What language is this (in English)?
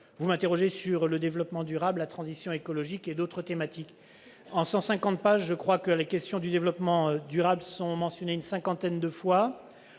French